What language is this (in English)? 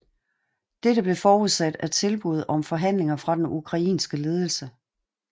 Danish